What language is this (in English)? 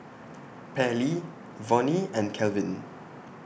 English